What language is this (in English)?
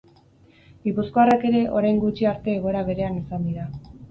Basque